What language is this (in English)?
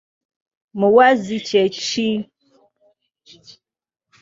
Ganda